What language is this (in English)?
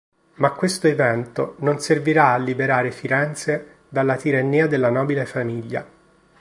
Italian